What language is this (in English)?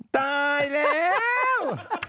Thai